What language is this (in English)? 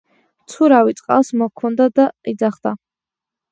Georgian